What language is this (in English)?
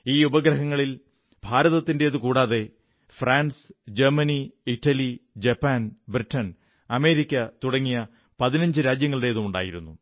Malayalam